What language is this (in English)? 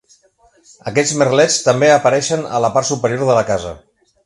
Catalan